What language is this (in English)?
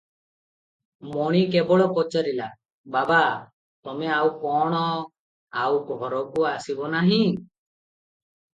Odia